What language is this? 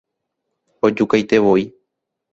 Guarani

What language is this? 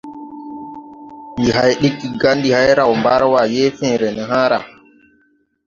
Tupuri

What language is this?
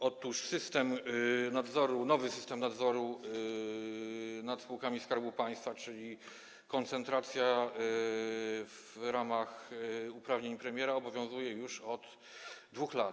Polish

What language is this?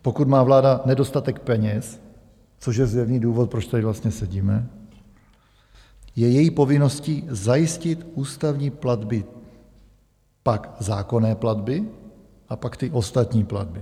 Czech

